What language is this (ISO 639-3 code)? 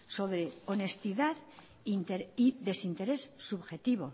spa